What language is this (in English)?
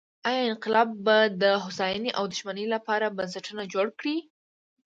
Pashto